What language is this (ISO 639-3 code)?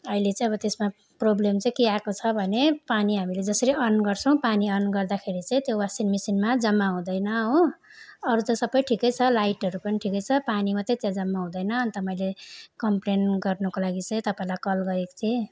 nep